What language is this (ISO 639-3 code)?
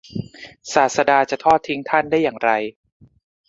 tha